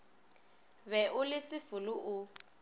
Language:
Northern Sotho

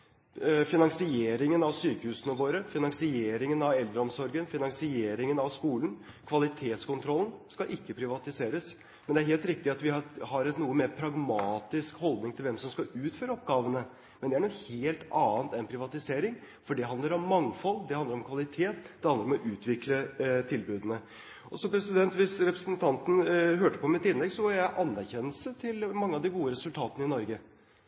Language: Norwegian Bokmål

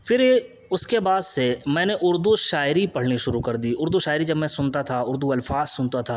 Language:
Urdu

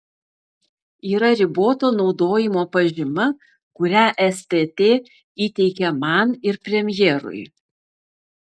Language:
Lithuanian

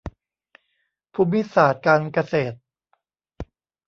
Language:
Thai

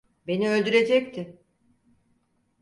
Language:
Turkish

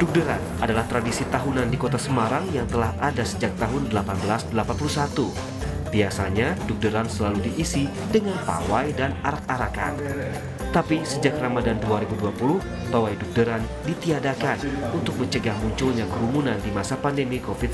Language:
Indonesian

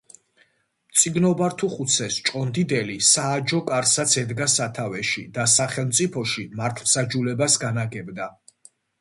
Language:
Georgian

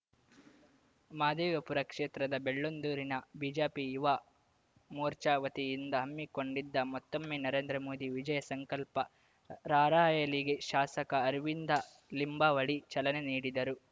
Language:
Kannada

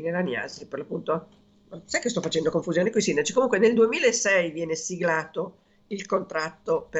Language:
Italian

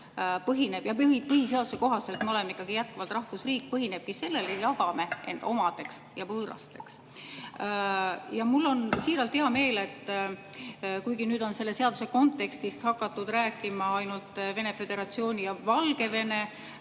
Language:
Estonian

